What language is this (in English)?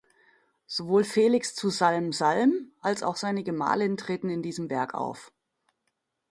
German